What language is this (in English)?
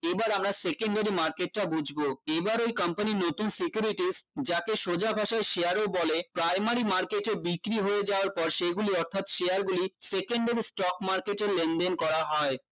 Bangla